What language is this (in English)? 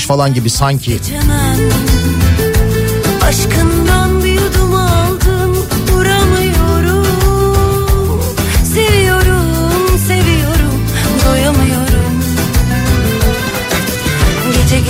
Turkish